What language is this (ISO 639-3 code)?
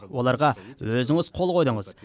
kaz